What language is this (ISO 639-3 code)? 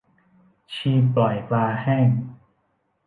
tha